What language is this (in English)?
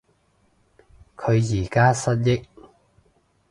Cantonese